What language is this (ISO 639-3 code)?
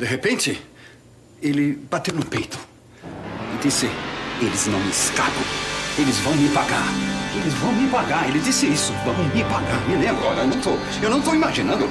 por